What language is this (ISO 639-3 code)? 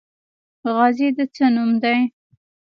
pus